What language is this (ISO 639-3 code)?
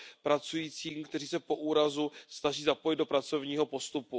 ces